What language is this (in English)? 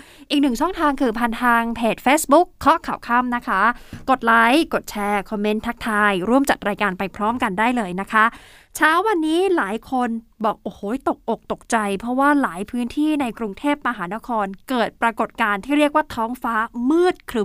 Thai